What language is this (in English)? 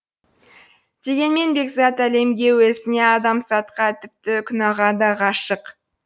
Kazakh